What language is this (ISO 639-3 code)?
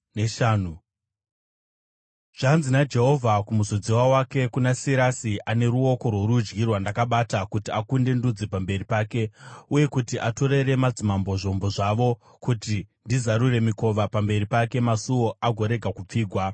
sna